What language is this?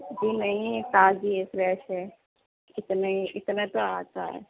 Urdu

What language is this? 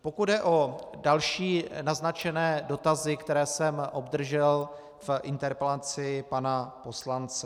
Czech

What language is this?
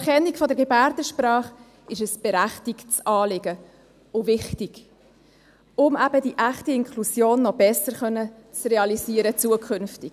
Swiss German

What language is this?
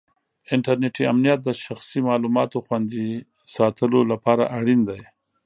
Pashto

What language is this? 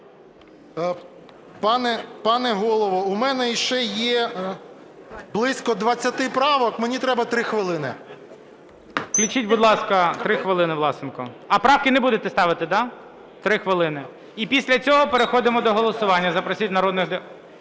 Ukrainian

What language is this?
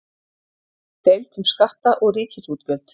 Icelandic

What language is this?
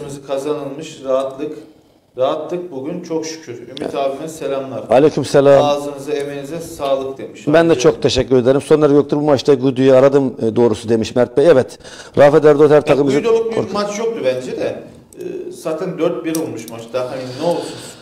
Turkish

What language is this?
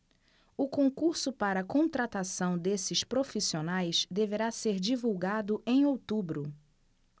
Portuguese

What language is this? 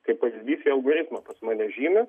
Lithuanian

